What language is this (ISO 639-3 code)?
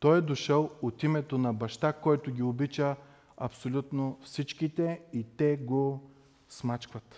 bul